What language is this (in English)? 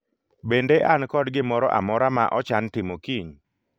Luo (Kenya and Tanzania)